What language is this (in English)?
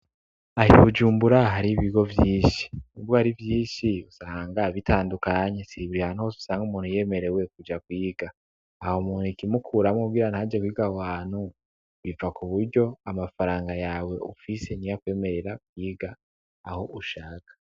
Rundi